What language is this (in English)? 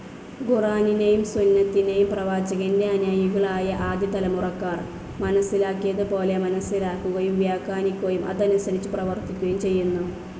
Malayalam